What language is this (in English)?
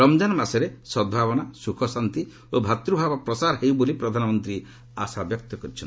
Odia